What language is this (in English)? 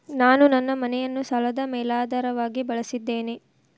Kannada